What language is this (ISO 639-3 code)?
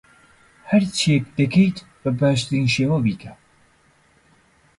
ckb